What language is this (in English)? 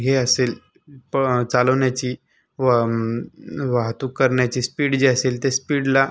Marathi